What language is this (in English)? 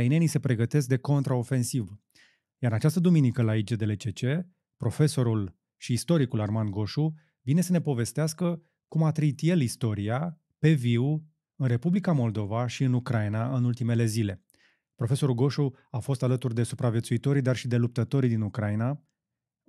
Romanian